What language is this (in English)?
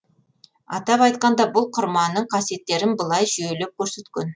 Kazakh